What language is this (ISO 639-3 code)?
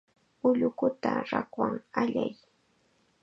qxa